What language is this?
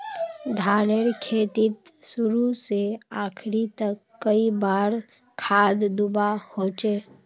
Magahi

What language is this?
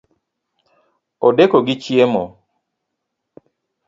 Luo (Kenya and Tanzania)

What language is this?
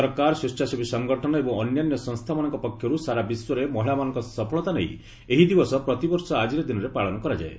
Odia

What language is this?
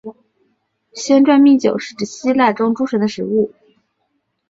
Chinese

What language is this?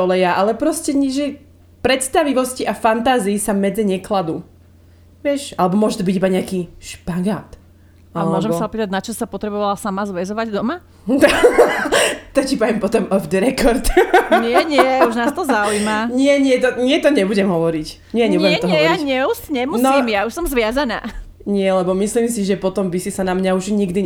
Slovak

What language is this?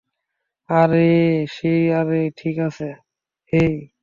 Bangla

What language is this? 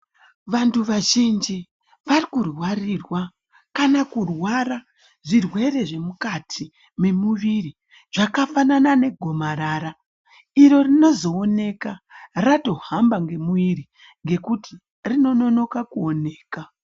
Ndau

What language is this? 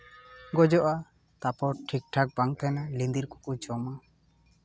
Santali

